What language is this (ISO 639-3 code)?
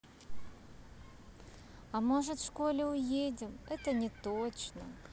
rus